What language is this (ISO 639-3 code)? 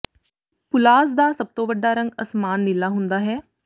pan